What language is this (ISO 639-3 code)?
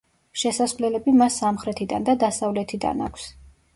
kat